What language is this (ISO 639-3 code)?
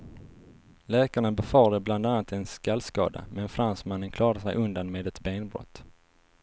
swe